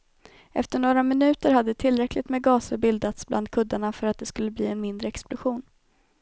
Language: Swedish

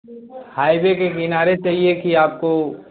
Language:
Hindi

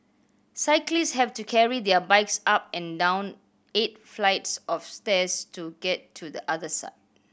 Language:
English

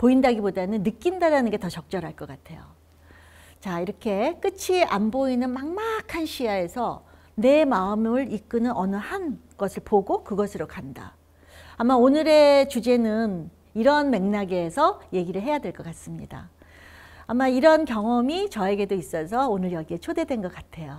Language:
Korean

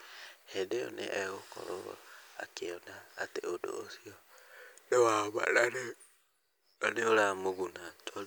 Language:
Kikuyu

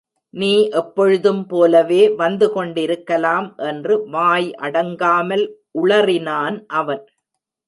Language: Tamil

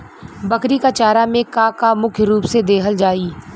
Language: Bhojpuri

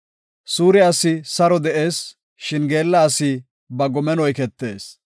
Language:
Gofa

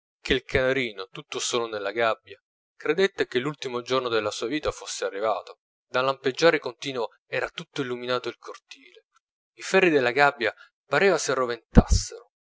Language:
Italian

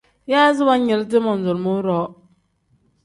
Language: Tem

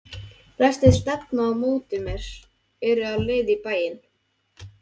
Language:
Icelandic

